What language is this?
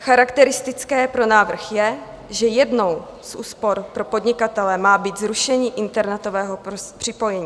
Czech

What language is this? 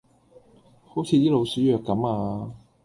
Cantonese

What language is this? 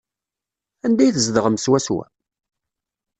Kabyle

